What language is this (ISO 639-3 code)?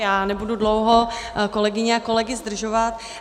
ces